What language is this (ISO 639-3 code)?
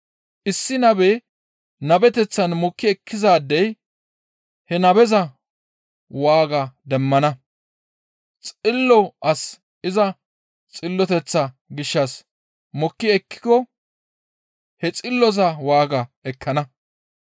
gmv